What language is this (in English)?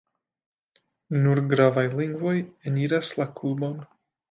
Esperanto